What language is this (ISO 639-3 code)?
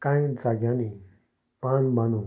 kok